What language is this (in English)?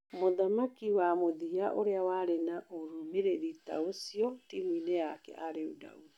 Kikuyu